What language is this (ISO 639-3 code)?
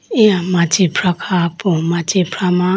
clk